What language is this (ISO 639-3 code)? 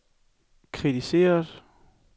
dan